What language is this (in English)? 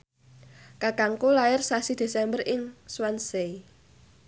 Javanese